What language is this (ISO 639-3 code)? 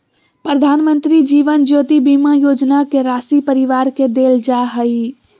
mag